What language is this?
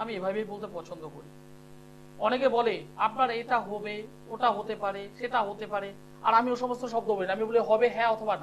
Bangla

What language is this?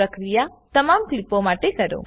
Gujarati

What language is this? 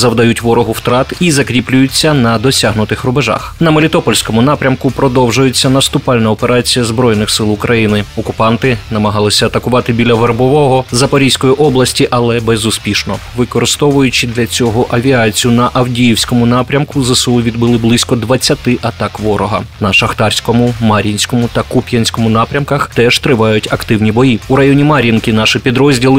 Ukrainian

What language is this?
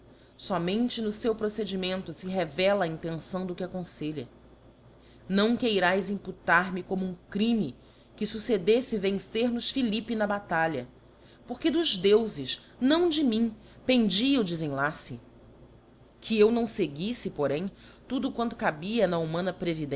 Portuguese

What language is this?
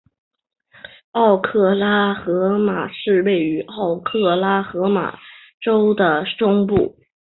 Chinese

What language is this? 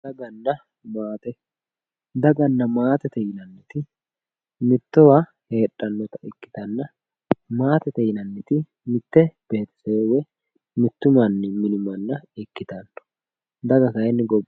Sidamo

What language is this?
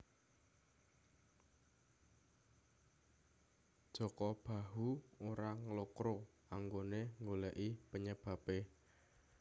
Javanese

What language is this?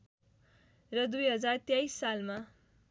Nepali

